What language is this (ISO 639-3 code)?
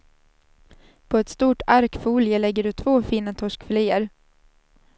swe